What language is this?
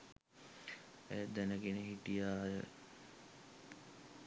Sinhala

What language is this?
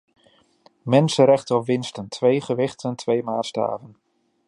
Dutch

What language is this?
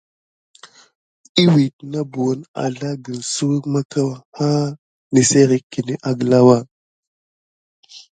Gidar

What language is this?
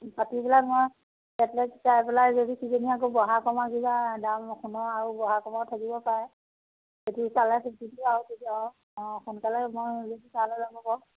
Assamese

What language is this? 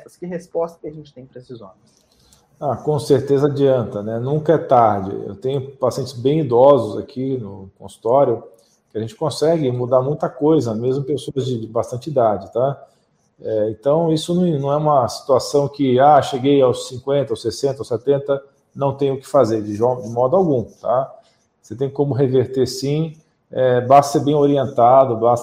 Portuguese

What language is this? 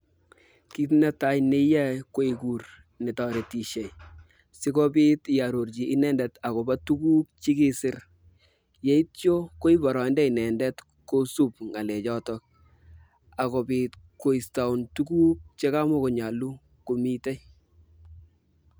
Kalenjin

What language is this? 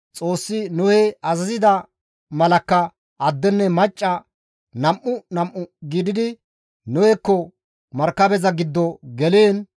Gamo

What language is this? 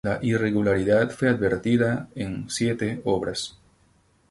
Spanish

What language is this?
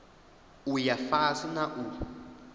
Venda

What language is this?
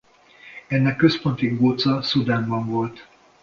Hungarian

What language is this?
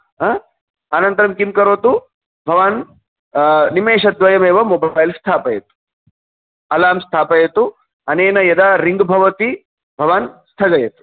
Sanskrit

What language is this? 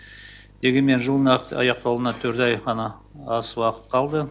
Kazakh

